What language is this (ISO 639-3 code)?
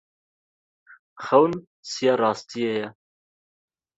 kur